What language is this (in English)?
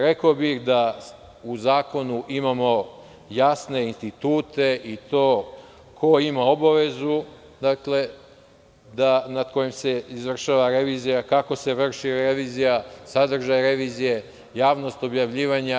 Serbian